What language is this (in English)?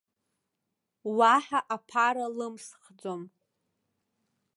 Abkhazian